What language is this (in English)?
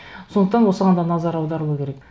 Kazakh